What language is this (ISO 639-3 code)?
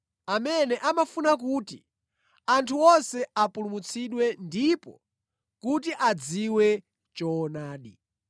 nya